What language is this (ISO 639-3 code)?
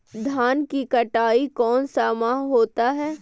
mag